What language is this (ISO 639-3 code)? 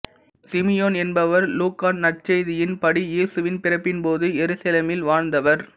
tam